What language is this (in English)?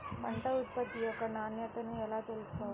Telugu